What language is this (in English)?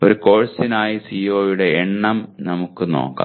Malayalam